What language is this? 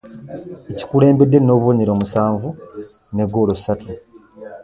Ganda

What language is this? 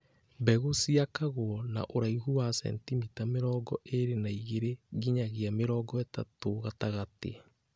Kikuyu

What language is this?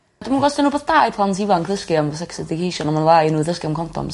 Welsh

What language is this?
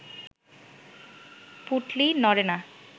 Bangla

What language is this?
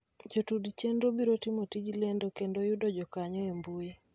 Luo (Kenya and Tanzania)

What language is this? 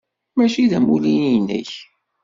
Kabyle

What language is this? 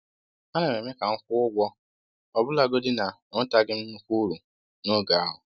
Igbo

